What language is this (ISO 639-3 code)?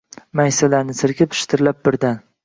uzb